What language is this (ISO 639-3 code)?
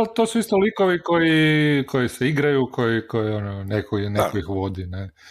hrv